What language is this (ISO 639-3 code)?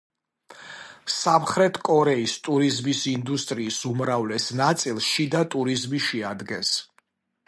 kat